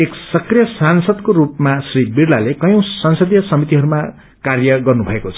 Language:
Nepali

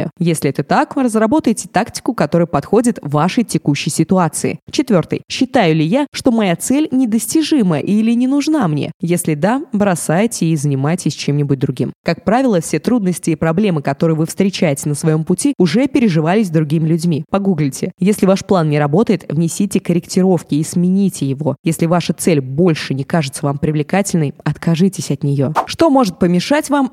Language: Russian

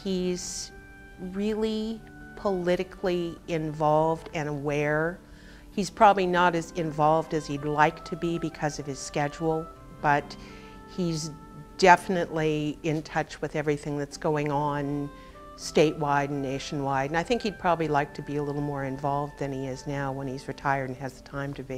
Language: English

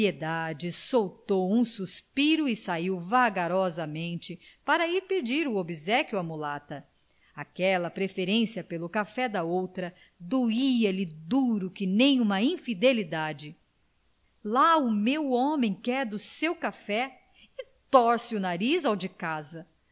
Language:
Portuguese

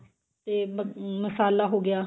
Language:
Punjabi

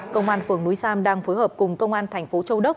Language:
Vietnamese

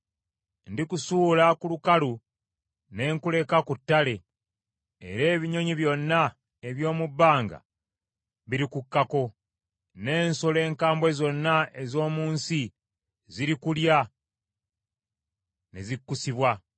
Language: Ganda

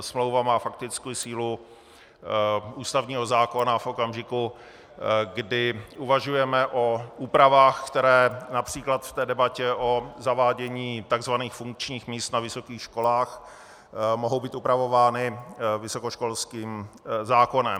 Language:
Czech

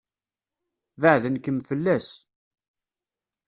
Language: Kabyle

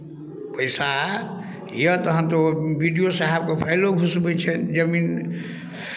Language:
Maithili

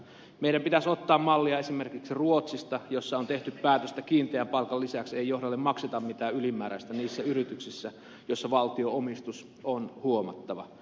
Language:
Finnish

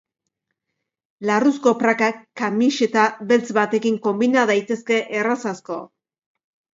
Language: Basque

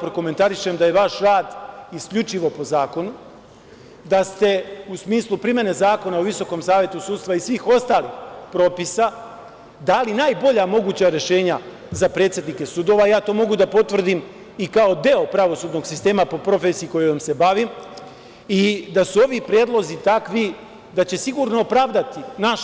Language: Serbian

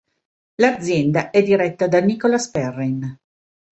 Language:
Italian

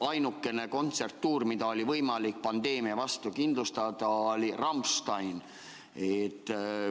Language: Estonian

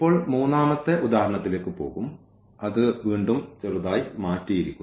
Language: Malayalam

